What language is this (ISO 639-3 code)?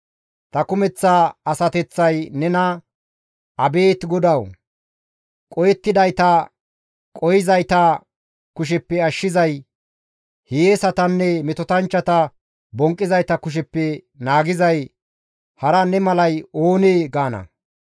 gmv